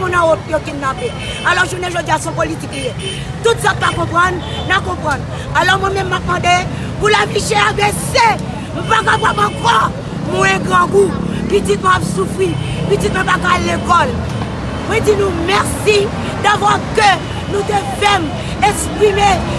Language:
French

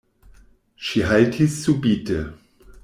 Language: Esperanto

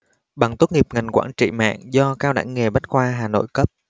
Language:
Vietnamese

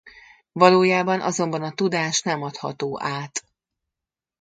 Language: Hungarian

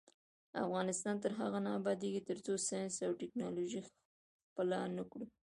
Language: Pashto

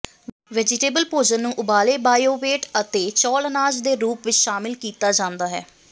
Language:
Punjabi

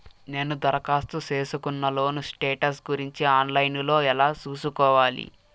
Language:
Telugu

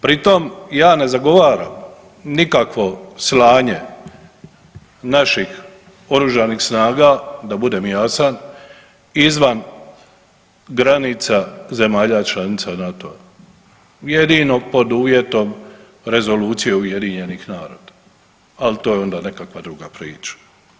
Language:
Croatian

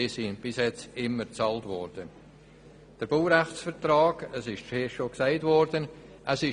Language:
Swiss German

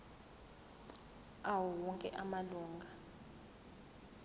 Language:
Zulu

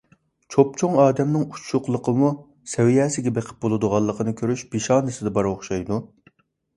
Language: Uyghur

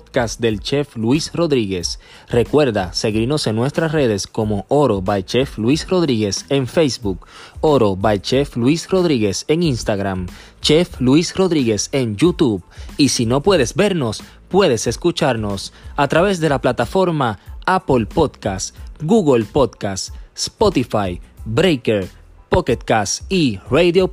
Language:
Spanish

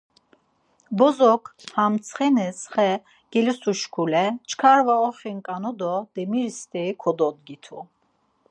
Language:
Laz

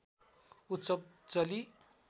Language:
Nepali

